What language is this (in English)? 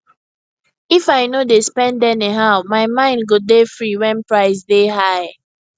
Nigerian Pidgin